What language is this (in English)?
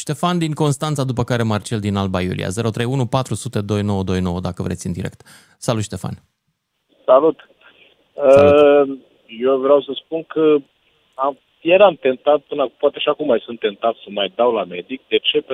Romanian